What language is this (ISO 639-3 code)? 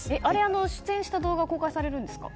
jpn